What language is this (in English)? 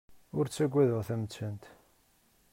Kabyle